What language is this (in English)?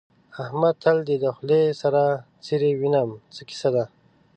Pashto